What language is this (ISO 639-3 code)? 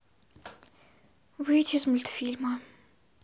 rus